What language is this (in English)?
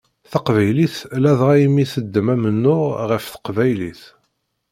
Kabyle